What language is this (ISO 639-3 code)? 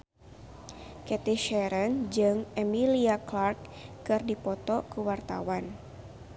sun